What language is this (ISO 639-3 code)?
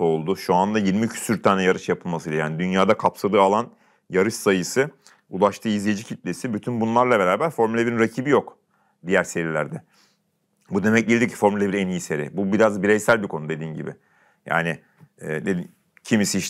tur